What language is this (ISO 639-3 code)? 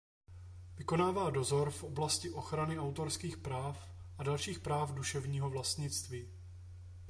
ces